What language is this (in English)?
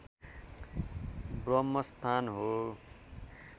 Nepali